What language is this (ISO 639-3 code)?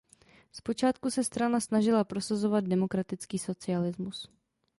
ces